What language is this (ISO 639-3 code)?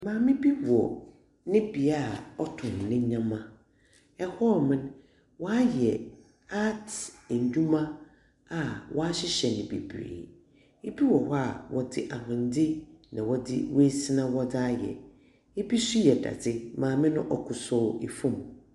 aka